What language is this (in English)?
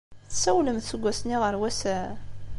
Kabyle